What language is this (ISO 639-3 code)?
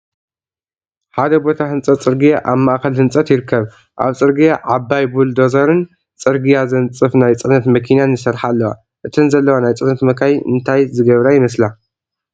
tir